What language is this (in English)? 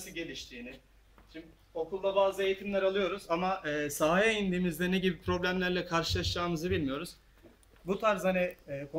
Turkish